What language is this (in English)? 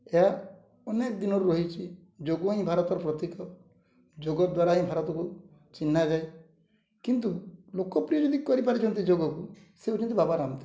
Odia